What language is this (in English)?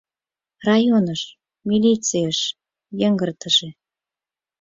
Mari